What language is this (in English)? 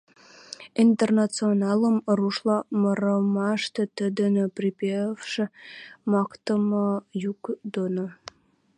Western Mari